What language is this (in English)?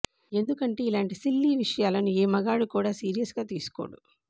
Telugu